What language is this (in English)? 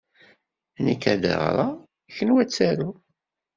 Kabyle